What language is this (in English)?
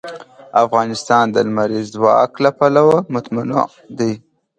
Pashto